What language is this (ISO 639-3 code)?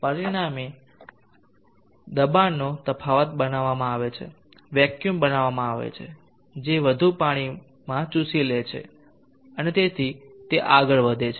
guj